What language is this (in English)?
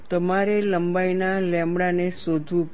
Gujarati